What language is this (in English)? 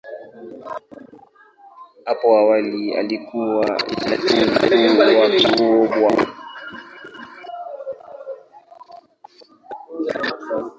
Swahili